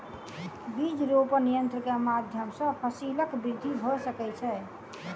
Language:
Maithili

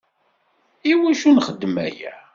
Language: Kabyle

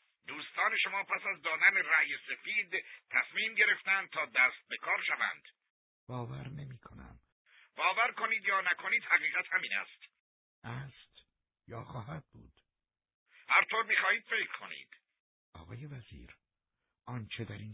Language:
Persian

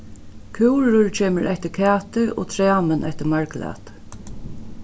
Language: Faroese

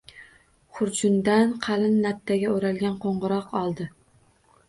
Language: Uzbek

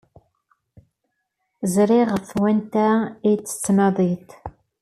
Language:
Kabyle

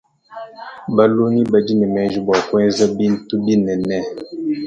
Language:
Luba-Lulua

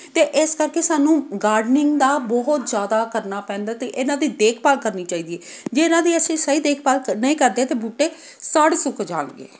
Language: Punjabi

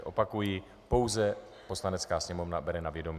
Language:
Czech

